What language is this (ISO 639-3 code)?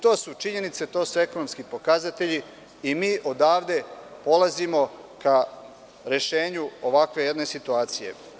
srp